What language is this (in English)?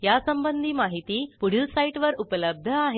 Marathi